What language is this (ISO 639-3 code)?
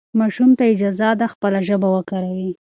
pus